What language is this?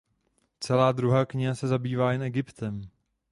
Czech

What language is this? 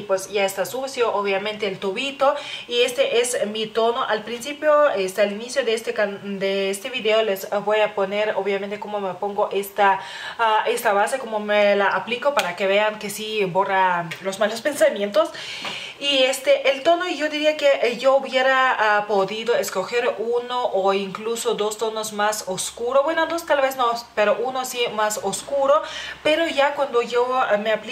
Spanish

